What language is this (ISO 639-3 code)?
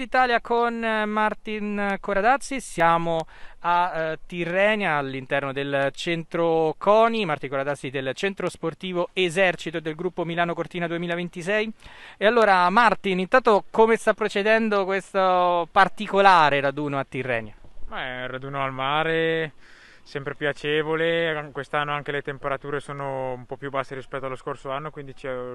ita